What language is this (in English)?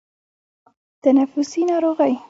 Pashto